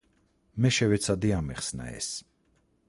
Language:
Georgian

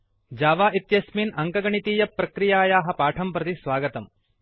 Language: Sanskrit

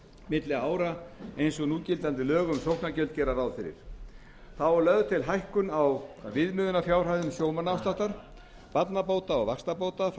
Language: Icelandic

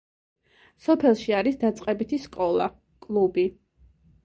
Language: Georgian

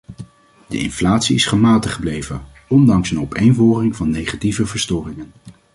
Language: Dutch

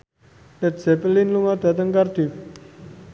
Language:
Javanese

